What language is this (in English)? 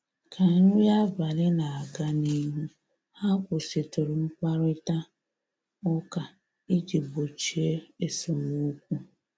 Igbo